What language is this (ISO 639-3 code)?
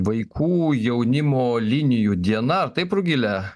lit